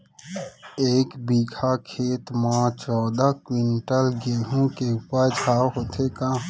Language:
Chhattisgarhi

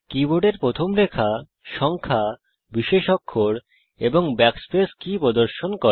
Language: Bangla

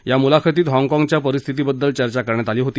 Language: Marathi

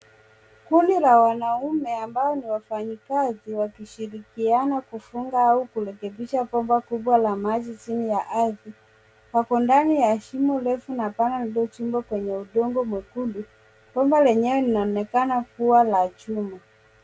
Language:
Swahili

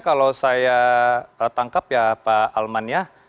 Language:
Indonesian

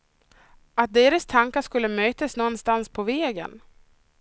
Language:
Swedish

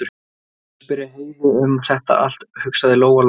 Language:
Icelandic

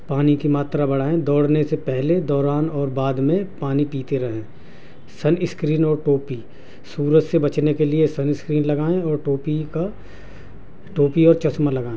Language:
Urdu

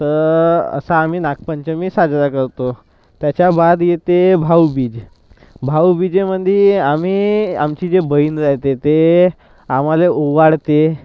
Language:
Marathi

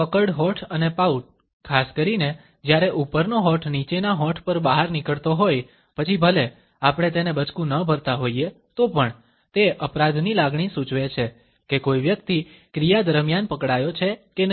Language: Gujarati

